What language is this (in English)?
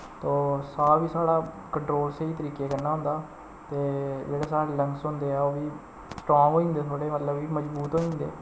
Dogri